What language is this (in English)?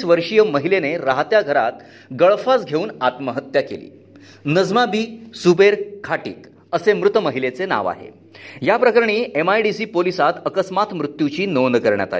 Marathi